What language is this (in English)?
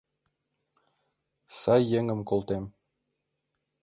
Mari